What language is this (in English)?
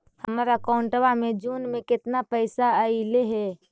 Magahi